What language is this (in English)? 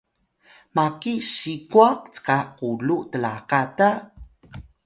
Atayal